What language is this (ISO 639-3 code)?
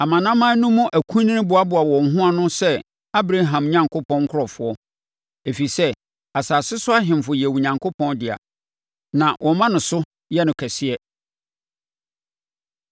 aka